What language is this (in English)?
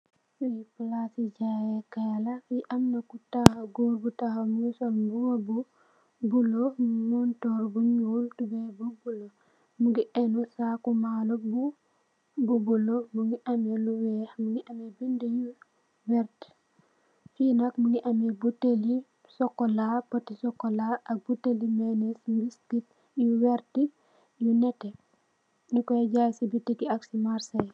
Wolof